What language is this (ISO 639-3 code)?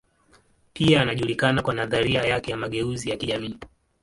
swa